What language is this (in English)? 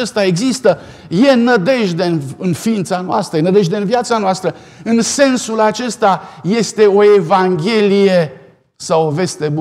Romanian